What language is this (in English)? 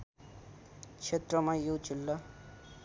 Nepali